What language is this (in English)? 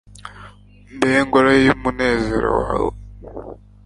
Kinyarwanda